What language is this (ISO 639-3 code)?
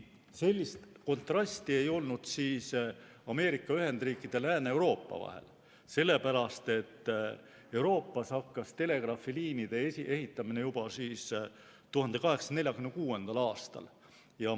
est